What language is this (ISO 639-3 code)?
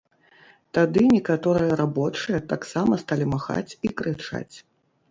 bel